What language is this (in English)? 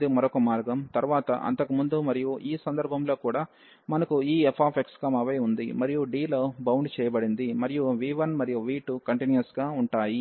Telugu